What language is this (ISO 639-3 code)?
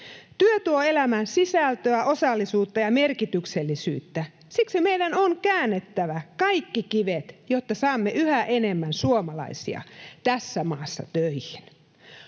fin